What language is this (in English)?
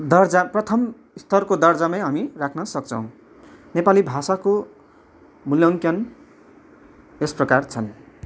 Nepali